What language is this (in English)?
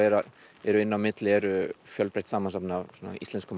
Icelandic